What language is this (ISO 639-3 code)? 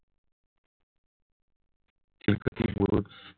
mar